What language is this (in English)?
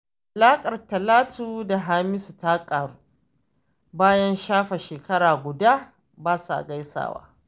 Hausa